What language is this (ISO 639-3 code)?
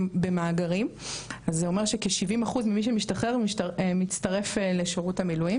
heb